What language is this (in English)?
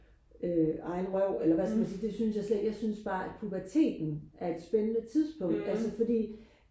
Danish